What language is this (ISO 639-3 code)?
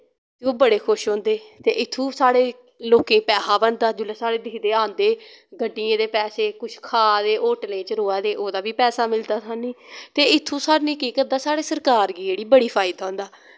doi